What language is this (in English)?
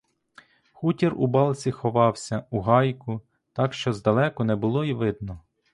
Ukrainian